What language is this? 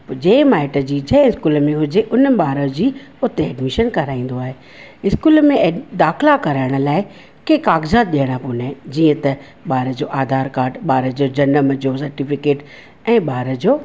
Sindhi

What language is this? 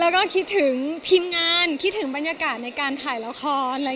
Thai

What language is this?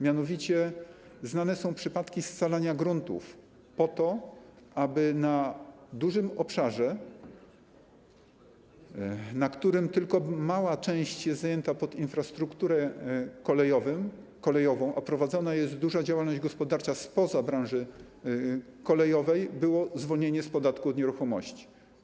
Polish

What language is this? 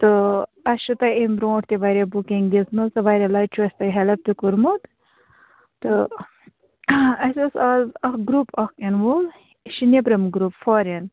Kashmiri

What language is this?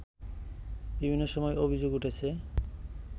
Bangla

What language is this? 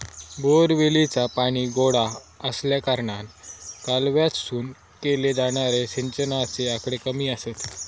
Marathi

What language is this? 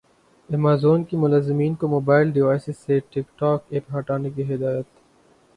Urdu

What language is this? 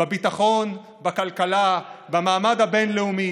Hebrew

